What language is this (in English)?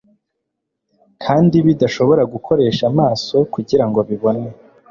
Kinyarwanda